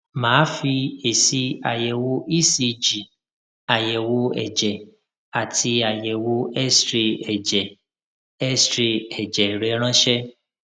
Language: Yoruba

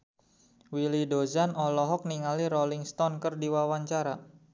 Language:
Sundanese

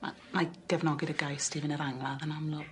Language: Welsh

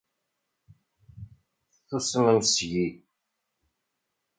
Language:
Kabyle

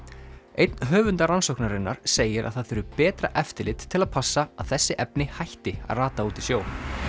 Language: Icelandic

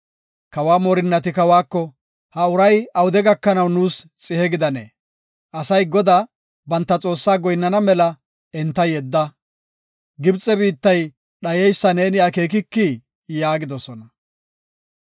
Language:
Gofa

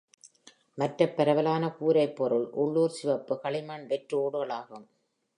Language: Tamil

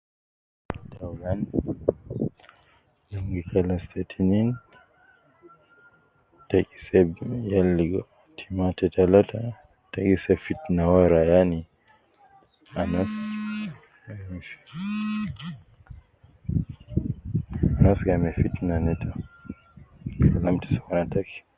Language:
Nubi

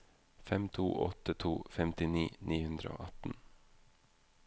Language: Norwegian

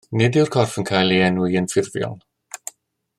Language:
Welsh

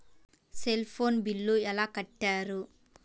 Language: Telugu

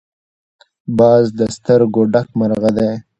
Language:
Pashto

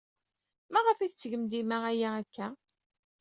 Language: Kabyle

